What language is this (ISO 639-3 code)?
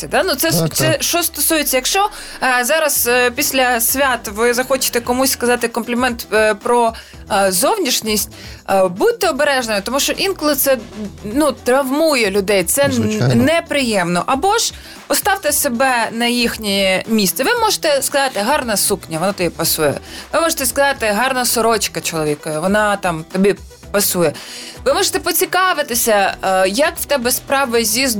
ukr